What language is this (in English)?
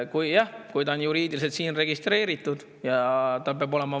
Estonian